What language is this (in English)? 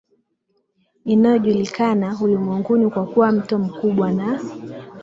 Swahili